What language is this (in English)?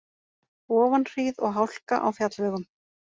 Icelandic